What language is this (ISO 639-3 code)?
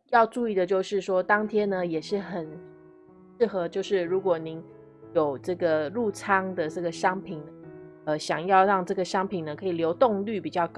zho